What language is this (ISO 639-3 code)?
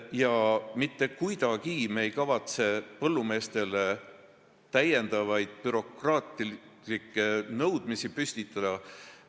est